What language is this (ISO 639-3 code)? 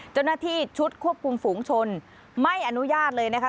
tha